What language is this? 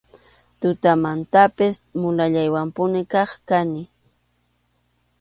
Arequipa-La Unión Quechua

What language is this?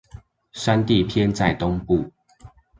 Chinese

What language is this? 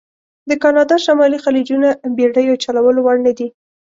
Pashto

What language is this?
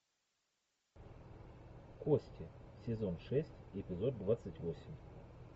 Russian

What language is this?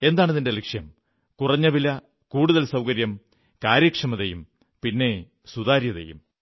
Malayalam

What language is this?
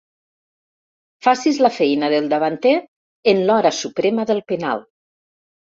Catalan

